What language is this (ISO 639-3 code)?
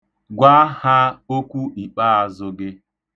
ibo